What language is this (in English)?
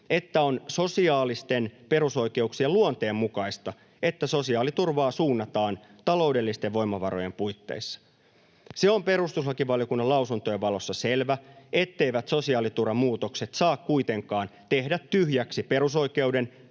Finnish